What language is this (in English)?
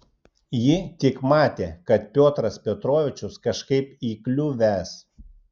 Lithuanian